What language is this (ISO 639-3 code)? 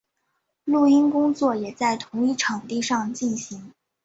zho